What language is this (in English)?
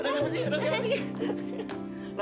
Indonesian